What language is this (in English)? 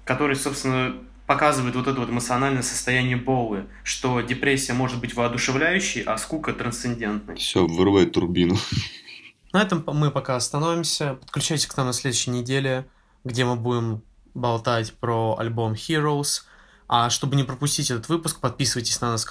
Russian